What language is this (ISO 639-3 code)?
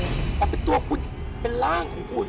tha